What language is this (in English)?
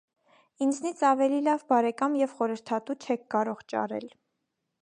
Armenian